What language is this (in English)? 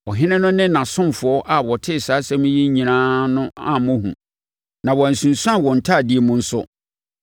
Akan